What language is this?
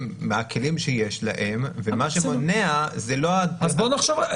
Hebrew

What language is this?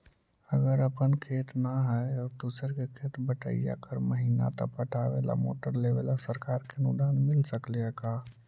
Magahi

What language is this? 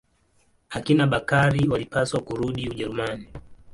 Swahili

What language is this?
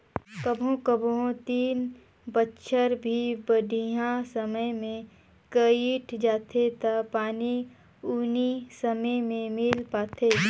Chhattisgarhi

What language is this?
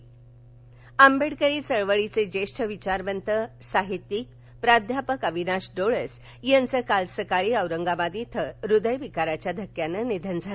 Marathi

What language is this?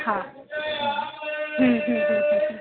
Sindhi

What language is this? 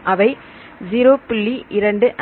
Tamil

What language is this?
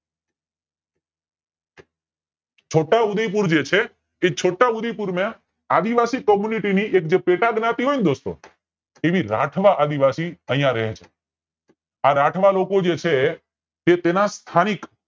Gujarati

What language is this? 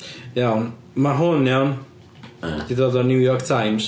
Welsh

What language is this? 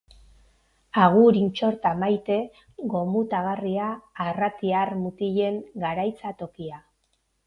Basque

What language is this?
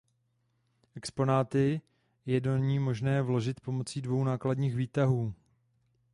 Czech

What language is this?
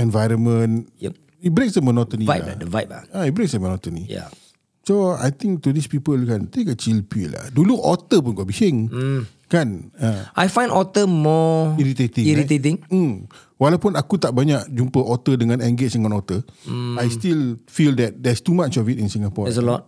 Malay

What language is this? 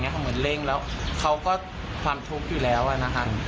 Thai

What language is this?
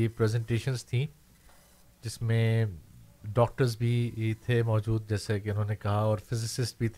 Urdu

